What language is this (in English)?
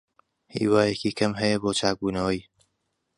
Central Kurdish